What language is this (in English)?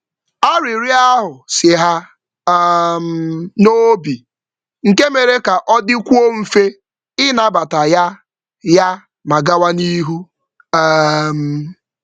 Igbo